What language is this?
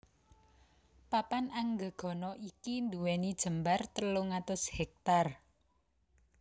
Javanese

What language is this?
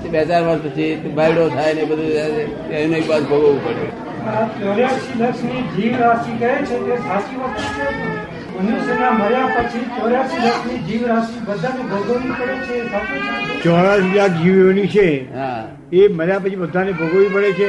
Gujarati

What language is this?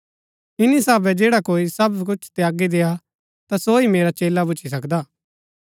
Gaddi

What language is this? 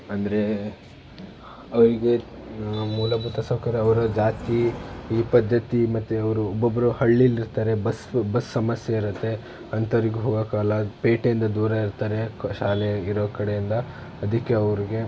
Kannada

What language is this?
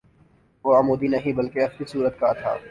Urdu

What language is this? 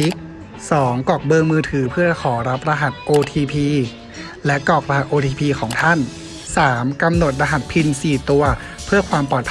Thai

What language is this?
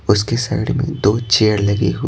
Hindi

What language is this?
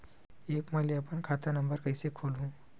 Chhattisgarhi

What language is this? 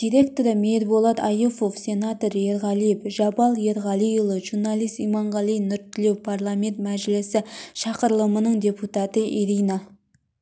Kazakh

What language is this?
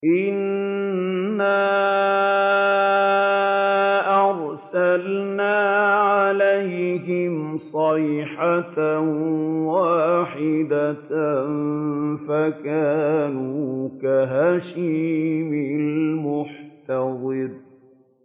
Arabic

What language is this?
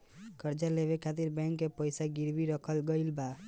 Bhojpuri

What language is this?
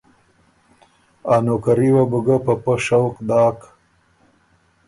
Ormuri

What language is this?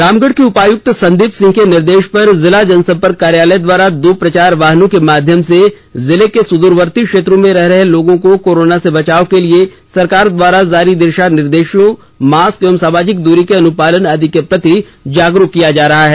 Hindi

